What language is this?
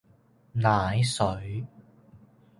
Cantonese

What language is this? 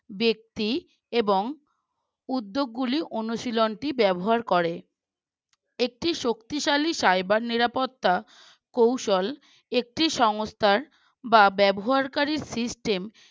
Bangla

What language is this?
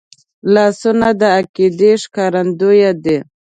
Pashto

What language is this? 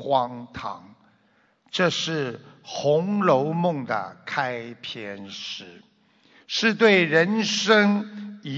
Chinese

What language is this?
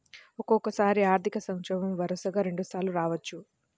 Telugu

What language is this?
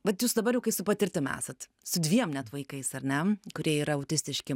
Lithuanian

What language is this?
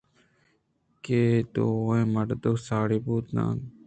Eastern Balochi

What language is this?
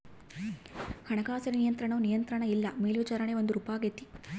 Kannada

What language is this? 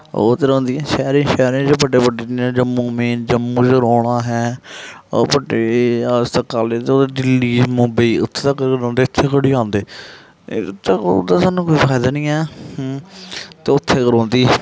Dogri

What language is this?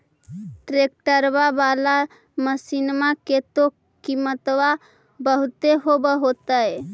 Magahi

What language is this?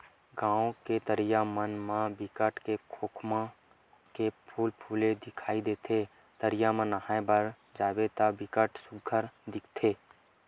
Chhattisgarhi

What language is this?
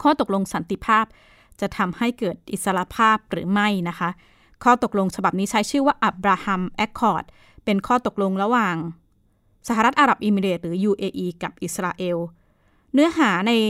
Thai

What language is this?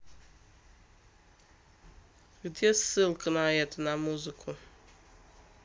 Russian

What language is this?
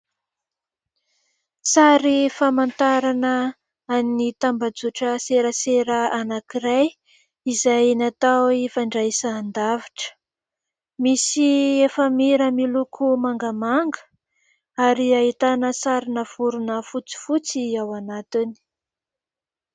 Malagasy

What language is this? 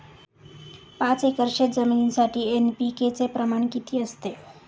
Marathi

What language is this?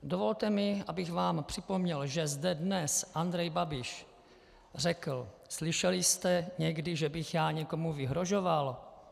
Czech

